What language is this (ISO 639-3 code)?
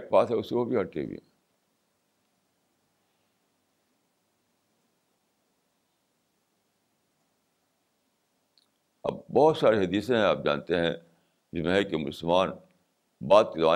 urd